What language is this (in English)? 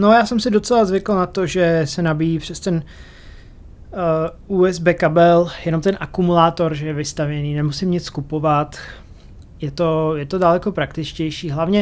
Czech